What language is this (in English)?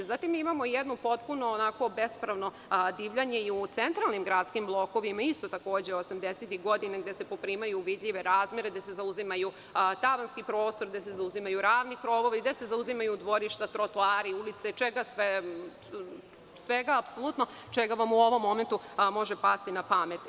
Serbian